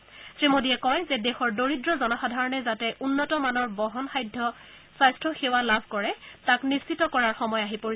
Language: Assamese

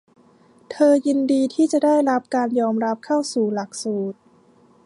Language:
Thai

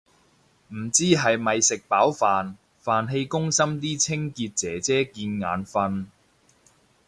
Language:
Cantonese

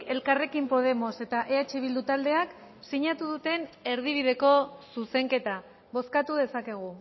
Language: Basque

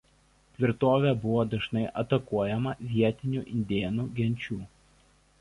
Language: Lithuanian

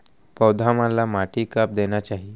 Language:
Chhattisgarhi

